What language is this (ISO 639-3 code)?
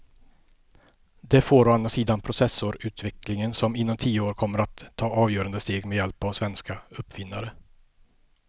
swe